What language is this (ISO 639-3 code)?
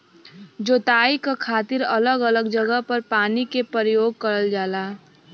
bho